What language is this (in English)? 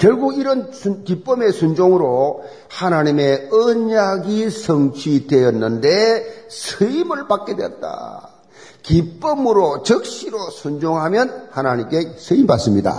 Korean